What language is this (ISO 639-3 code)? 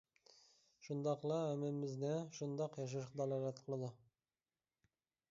uig